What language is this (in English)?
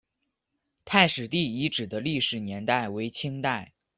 Chinese